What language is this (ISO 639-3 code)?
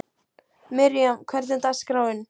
isl